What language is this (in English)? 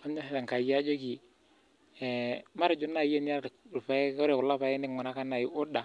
Masai